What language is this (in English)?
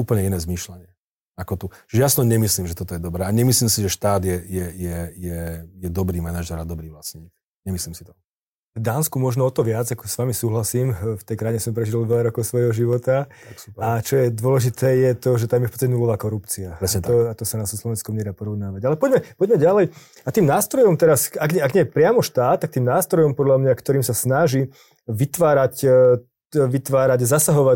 Slovak